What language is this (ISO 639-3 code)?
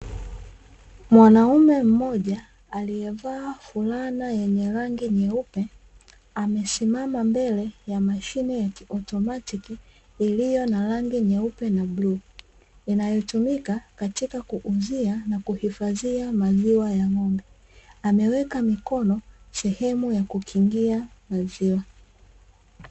swa